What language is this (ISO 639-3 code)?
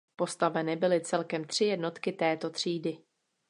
ces